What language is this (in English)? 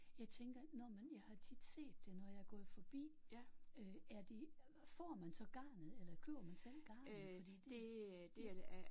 Danish